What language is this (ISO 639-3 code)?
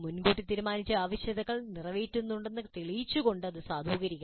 mal